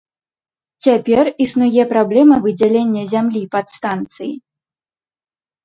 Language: Belarusian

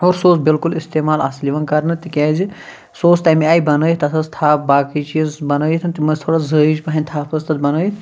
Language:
Kashmiri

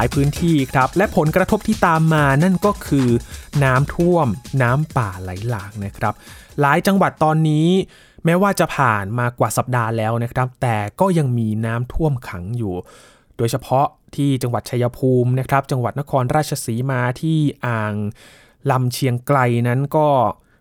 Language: Thai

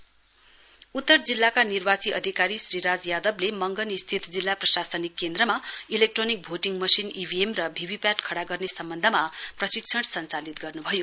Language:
Nepali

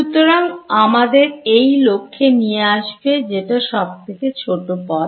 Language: Bangla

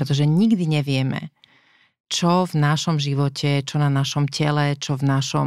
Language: Slovak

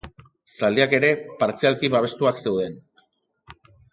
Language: Basque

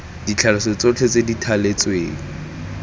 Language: Tswana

